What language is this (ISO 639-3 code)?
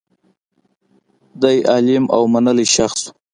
pus